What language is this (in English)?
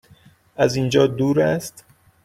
Persian